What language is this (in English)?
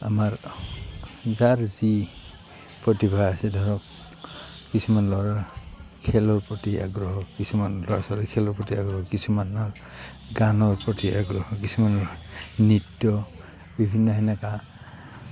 Assamese